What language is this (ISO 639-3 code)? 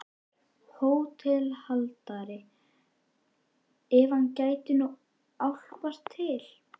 isl